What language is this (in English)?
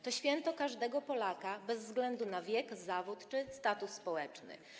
Polish